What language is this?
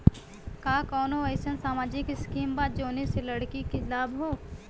Bhojpuri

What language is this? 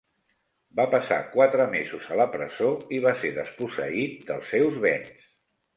Catalan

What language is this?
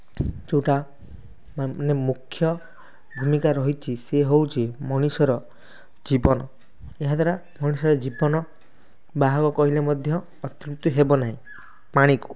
Odia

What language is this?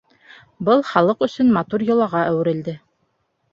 Bashkir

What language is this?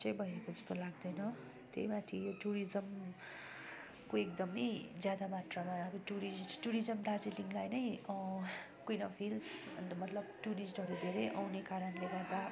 Nepali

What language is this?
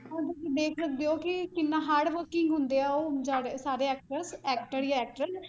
Punjabi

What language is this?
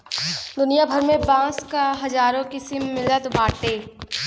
Bhojpuri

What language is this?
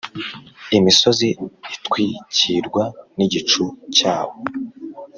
Kinyarwanda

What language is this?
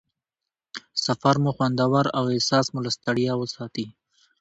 Pashto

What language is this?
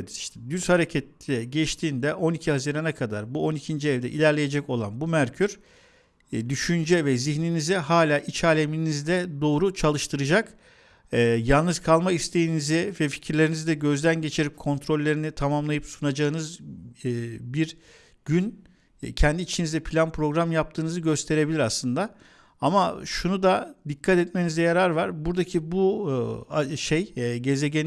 Turkish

